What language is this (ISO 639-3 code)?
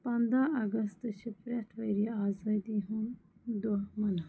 kas